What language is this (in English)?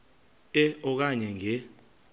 Xhosa